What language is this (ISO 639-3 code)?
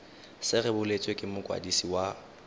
tsn